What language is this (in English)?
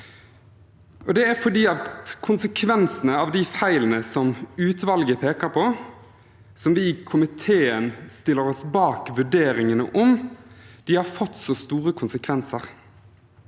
Norwegian